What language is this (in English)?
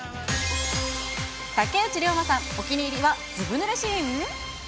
Japanese